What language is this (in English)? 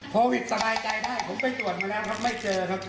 Thai